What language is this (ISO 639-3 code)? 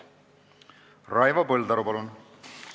est